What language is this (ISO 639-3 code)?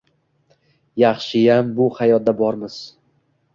uzb